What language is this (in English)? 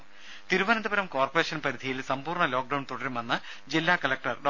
Malayalam